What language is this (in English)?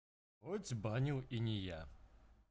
Russian